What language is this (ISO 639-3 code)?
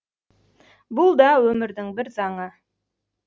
kaz